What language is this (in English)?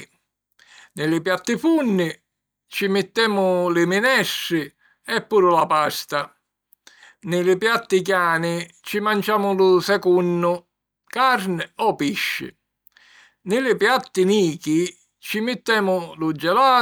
Sicilian